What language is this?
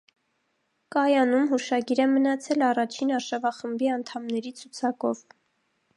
Armenian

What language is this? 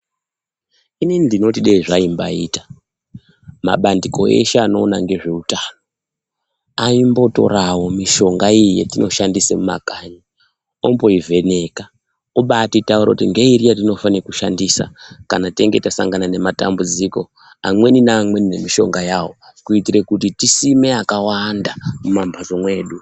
Ndau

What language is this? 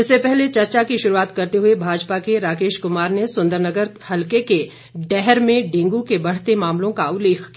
Hindi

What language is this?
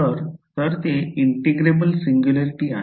Marathi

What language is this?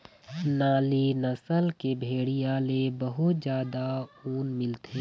Chhattisgarhi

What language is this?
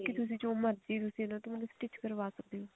Punjabi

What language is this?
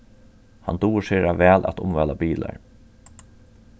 Faroese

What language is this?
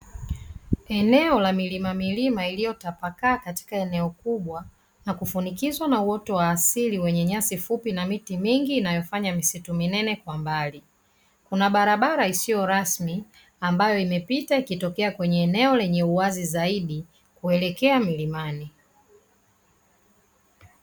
Swahili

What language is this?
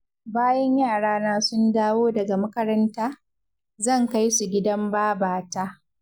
Hausa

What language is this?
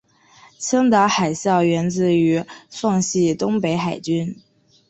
Chinese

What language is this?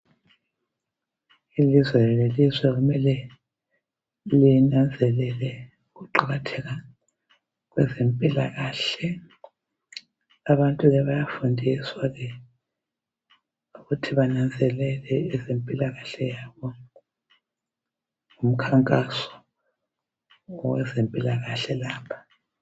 North Ndebele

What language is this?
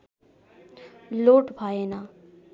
Nepali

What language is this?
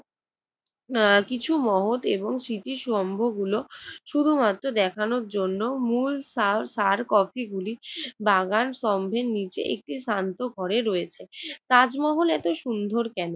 Bangla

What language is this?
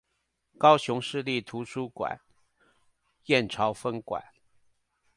Chinese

